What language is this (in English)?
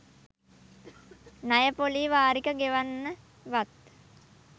Sinhala